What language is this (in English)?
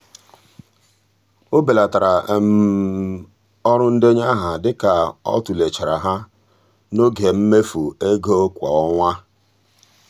Igbo